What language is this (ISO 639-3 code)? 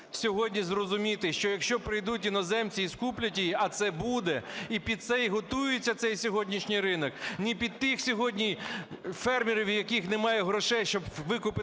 ukr